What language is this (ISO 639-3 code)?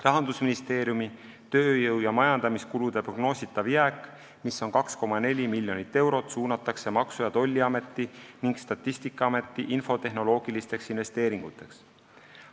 est